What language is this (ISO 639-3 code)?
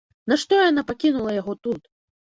bel